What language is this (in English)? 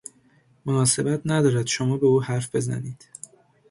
Persian